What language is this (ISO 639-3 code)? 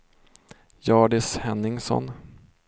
swe